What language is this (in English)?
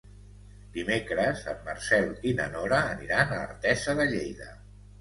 Catalan